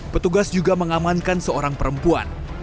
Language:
Indonesian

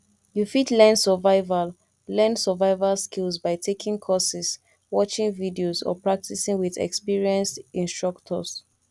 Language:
Nigerian Pidgin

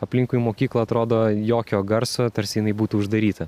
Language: Lithuanian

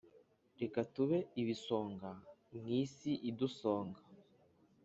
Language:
Kinyarwanda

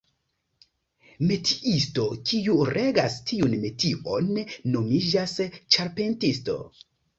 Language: Esperanto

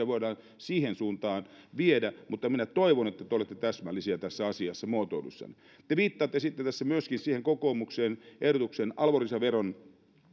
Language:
Finnish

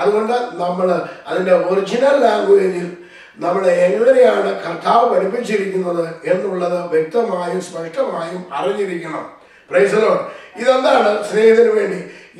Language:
Malayalam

